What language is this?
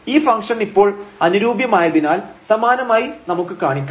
Malayalam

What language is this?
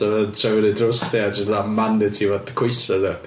Welsh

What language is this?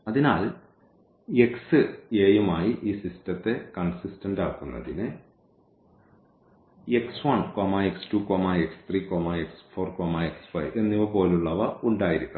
Malayalam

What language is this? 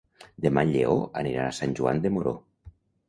Catalan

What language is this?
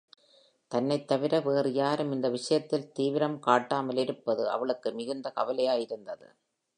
Tamil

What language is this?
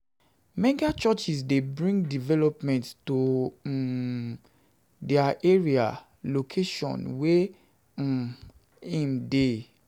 Nigerian Pidgin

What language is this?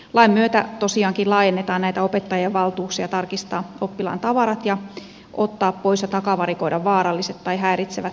Finnish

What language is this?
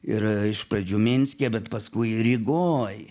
Lithuanian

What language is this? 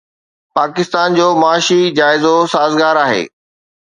Sindhi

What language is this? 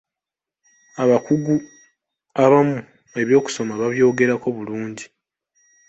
Ganda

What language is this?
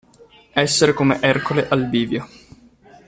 Italian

